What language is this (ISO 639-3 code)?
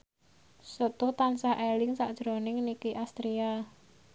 jav